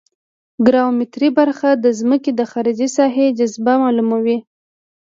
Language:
Pashto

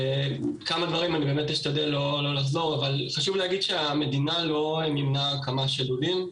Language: Hebrew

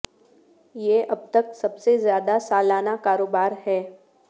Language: Urdu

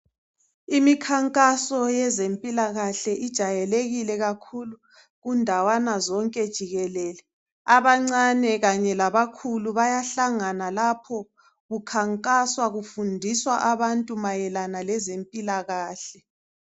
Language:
North Ndebele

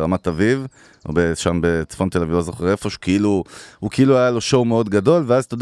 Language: Hebrew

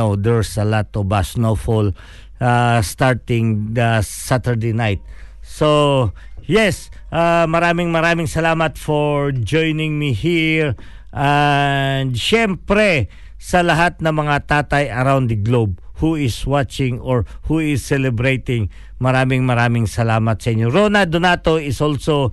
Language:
Filipino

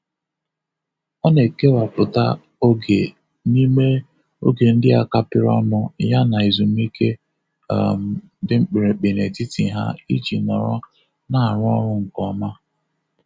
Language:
Igbo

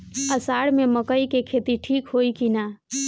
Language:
Bhojpuri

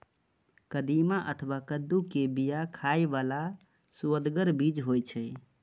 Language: Maithili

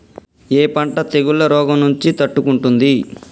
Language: Telugu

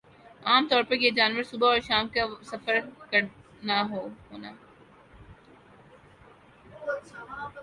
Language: Urdu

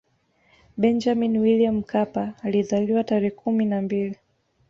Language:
Swahili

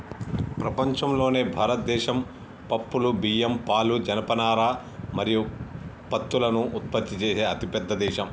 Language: Telugu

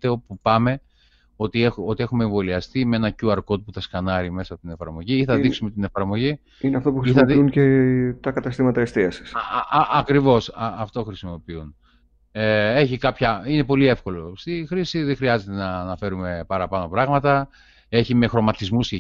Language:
Greek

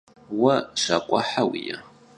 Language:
Kabardian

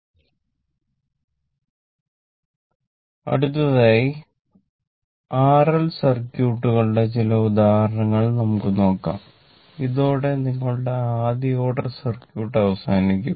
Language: Malayalam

